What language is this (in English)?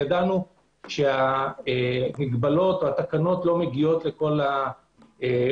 Hebrew